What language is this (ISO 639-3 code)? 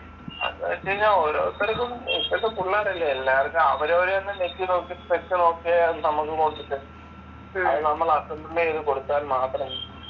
mal